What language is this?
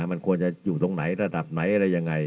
Thai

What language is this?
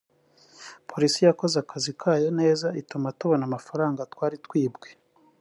Kinyarwanda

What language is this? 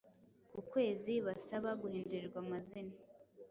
Kinyarwanda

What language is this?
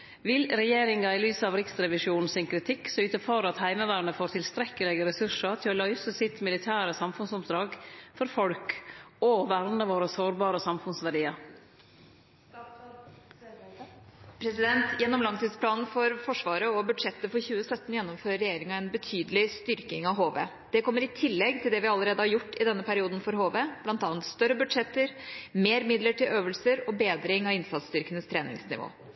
Norwegian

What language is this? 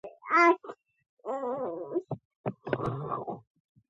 Pashto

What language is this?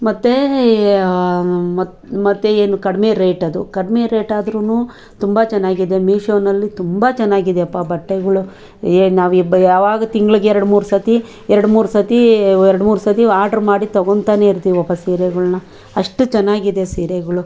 Kannada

